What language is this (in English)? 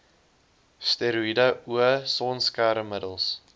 Afrikaans